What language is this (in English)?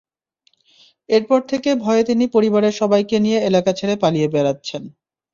Bangla